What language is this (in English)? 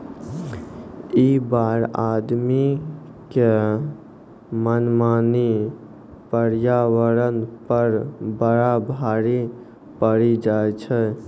Maithili